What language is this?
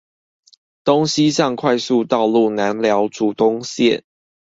Chinese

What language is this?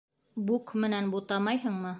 Bashkir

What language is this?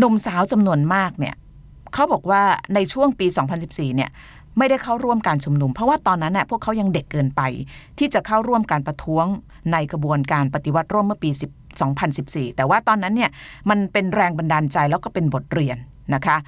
Thai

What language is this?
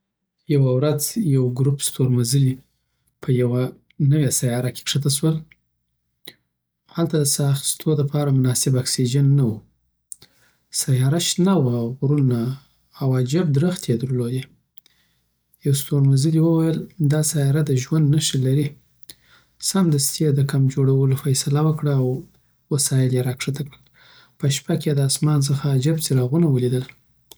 Southern Pashto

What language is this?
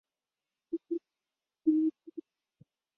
Chinese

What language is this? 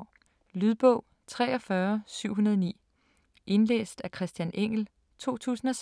Danish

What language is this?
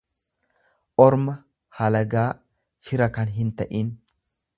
Oromo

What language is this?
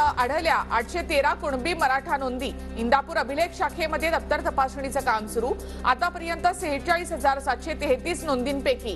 Romanian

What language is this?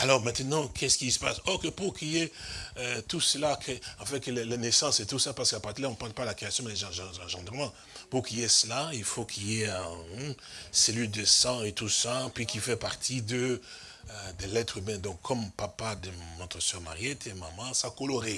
French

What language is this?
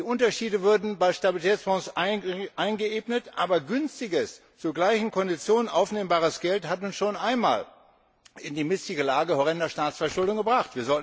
German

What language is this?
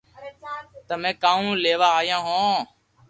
Loarki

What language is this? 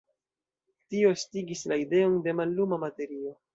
Esperanto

